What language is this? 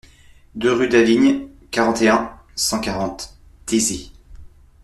French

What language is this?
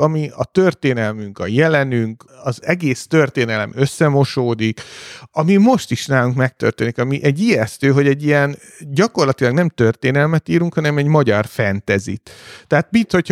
Hungarian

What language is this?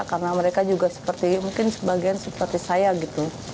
Indonesian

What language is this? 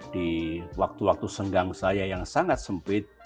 Indonesian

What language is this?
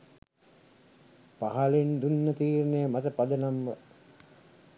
Sinhala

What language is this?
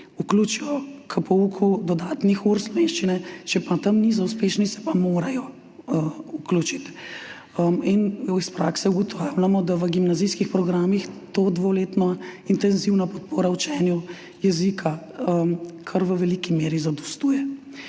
Slovenian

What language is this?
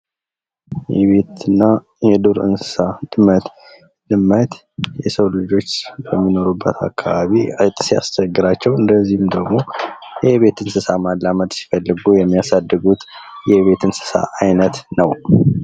Amharic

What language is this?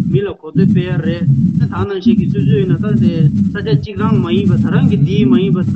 Romanian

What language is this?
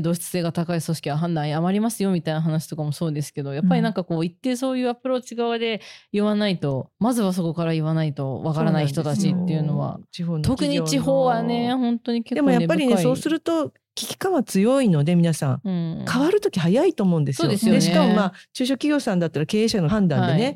Japanese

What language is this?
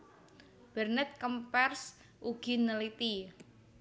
Javanese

